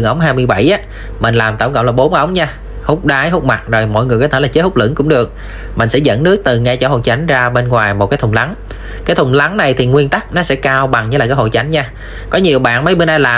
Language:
Vietnamese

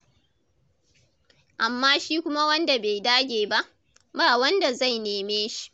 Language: Hausa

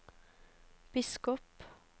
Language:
Norwegian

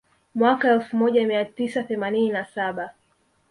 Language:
Swahili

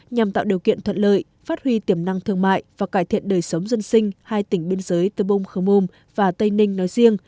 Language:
Vietnamese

